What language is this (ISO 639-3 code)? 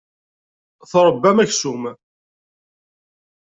kab